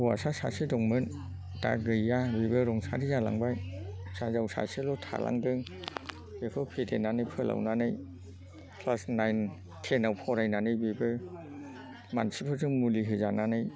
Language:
Bodo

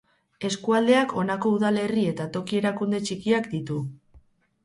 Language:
Basque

